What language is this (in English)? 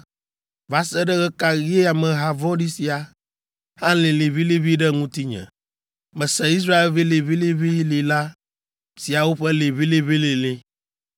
Ewe